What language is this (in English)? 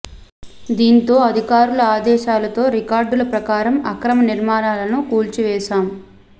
Telugu